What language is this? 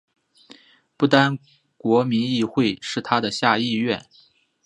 Chinese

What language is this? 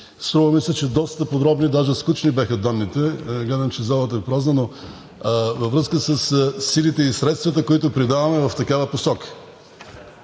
Bulgarian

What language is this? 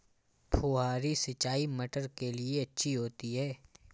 Hindi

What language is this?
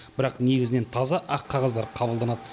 Kazakh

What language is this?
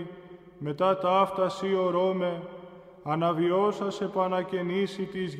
Greek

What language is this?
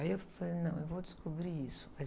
Portuguese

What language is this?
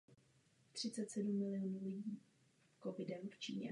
Czech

